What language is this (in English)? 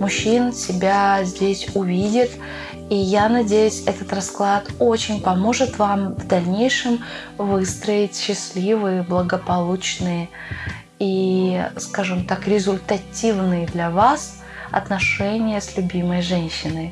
Russian